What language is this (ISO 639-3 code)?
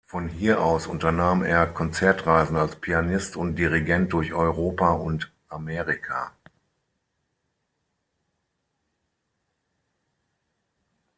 deu